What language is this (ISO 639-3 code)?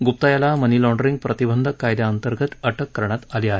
mar